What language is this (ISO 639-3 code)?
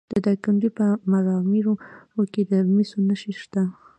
pus